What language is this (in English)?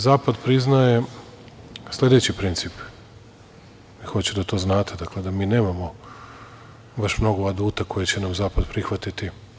Serbian